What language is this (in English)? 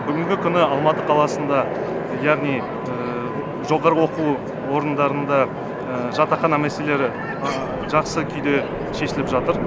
Kazakh